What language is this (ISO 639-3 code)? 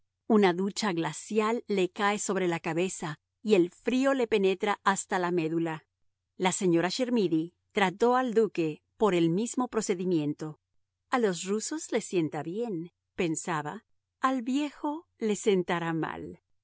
spa